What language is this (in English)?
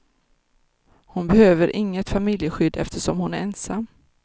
Swedish